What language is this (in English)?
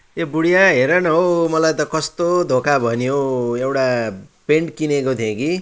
Nepali